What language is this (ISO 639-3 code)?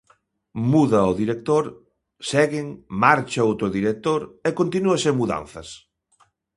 glg